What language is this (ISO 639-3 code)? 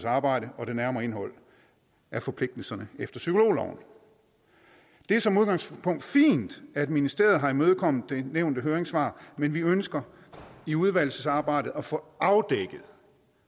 dan